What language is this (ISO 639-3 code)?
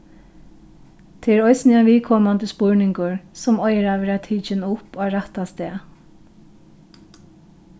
fao